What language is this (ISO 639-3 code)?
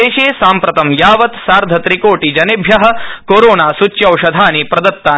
san